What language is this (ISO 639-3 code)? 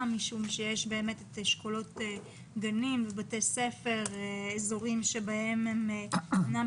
heb